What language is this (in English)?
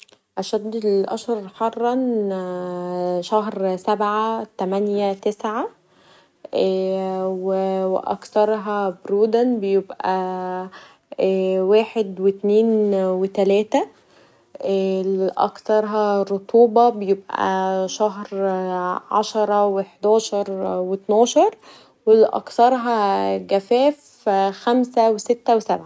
Egyptian Arabic